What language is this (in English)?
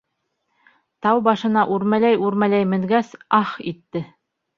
Bashkir